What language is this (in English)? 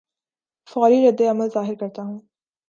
Urdu